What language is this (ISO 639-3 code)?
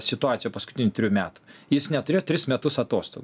lit